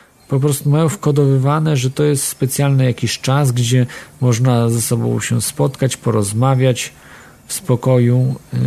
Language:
Polish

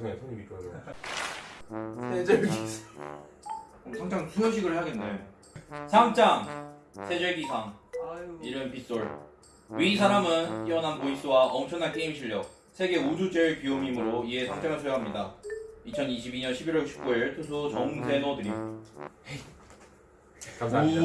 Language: Korean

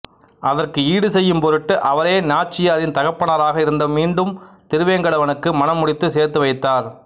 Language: Tamil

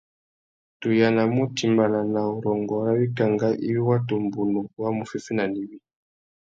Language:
Tuki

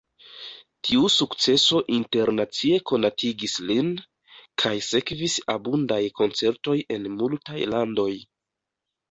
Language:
Esperanto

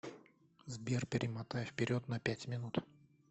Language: Russian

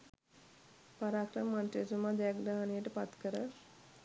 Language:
Sinhala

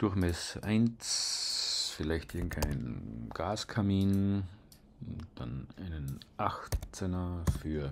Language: German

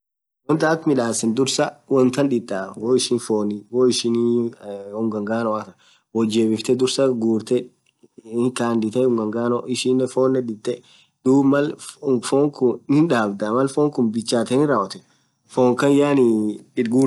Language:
Orma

